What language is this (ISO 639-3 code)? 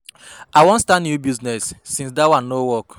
pcm